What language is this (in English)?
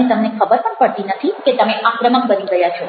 Gujarati